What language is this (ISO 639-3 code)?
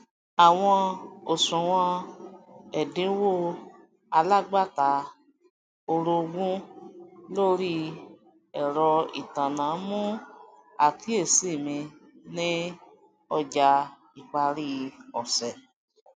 yor